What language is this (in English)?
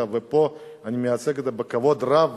Hebrew